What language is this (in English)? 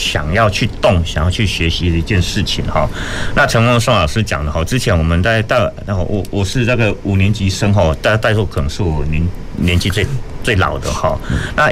Chinese